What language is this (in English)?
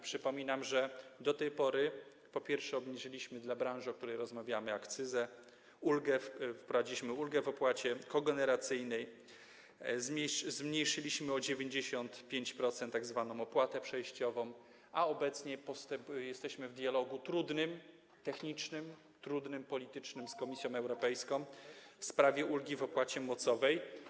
Polish